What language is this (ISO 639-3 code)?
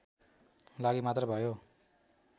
nep